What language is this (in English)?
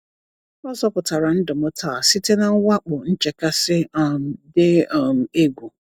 Igbo